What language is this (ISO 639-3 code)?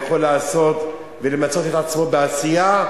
heb